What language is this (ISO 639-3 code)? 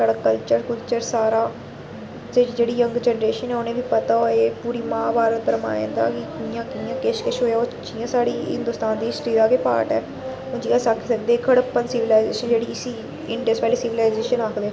doi